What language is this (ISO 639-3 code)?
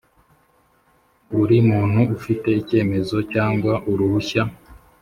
kin